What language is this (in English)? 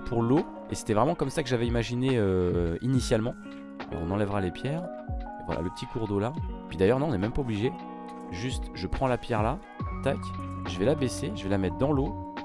French